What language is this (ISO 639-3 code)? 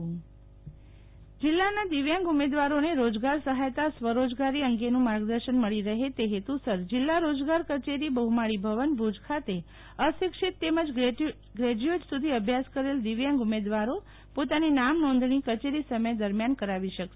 guj